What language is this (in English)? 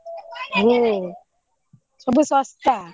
Odia